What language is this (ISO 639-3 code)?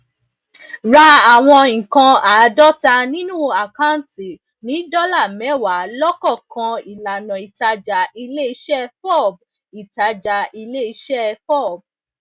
yor